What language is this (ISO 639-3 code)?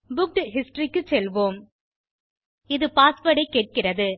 tam